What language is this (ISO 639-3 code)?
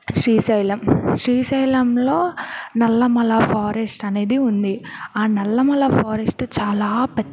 tel